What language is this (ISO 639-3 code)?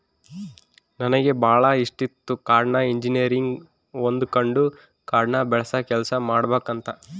kan